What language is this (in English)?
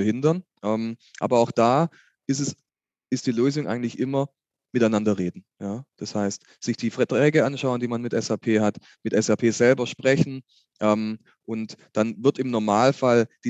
German